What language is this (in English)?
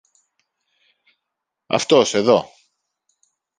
Greek